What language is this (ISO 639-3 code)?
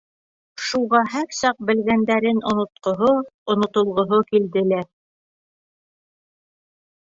bak